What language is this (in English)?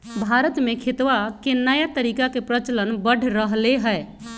Magahi